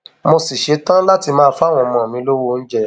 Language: Yoruba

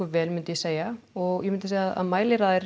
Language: Icelandic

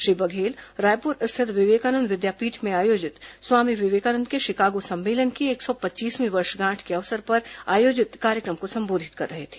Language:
Hindi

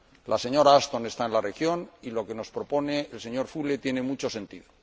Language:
Spanish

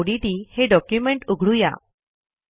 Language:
Marathi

